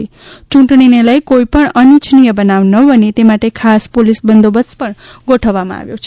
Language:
Gujarati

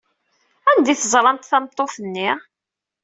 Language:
Kabyle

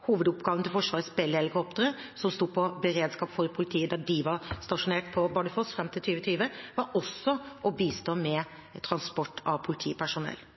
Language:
Norwegian Bokmål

